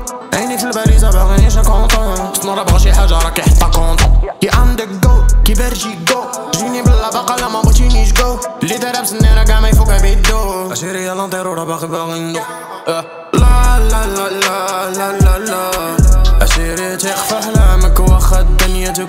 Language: Turkish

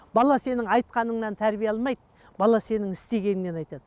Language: Kazakh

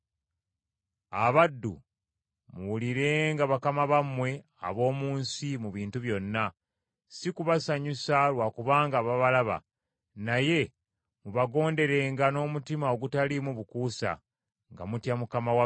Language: Ganda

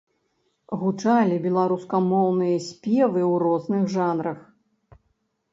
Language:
Belarusian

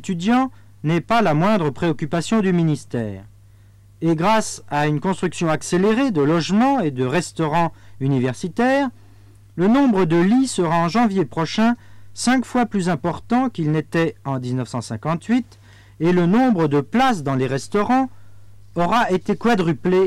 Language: French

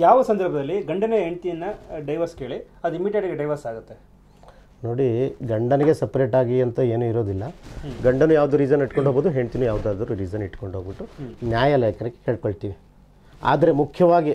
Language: Kannada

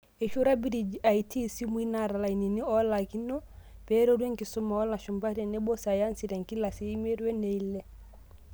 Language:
Masai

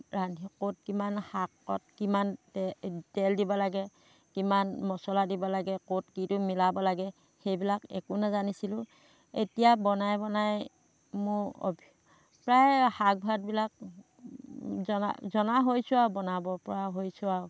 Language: Assamese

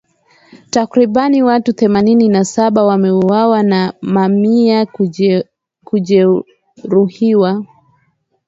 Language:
Swahili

